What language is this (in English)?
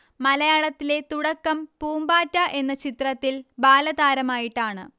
Malayalam